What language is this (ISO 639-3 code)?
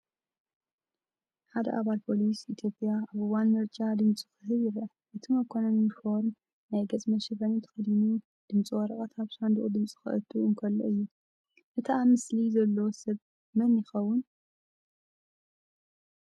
tir